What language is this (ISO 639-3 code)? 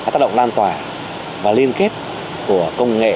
vie